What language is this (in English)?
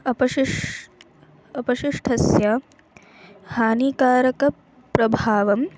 Sanskrit